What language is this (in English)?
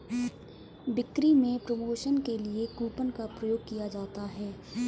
Hindi